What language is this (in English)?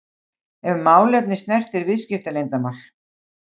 Icelandic